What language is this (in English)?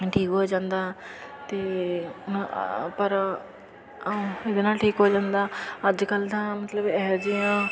Punjabi